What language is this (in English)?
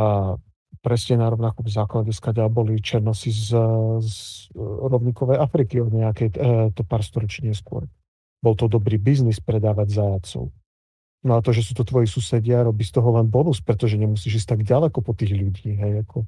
Slovak